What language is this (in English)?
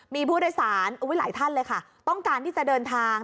Thai